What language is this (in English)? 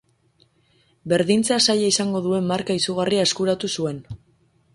Basque